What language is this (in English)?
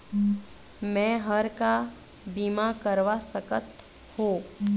Chhattisgarhi